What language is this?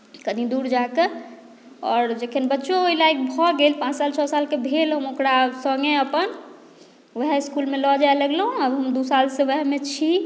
Maithili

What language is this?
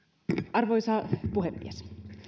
Finnish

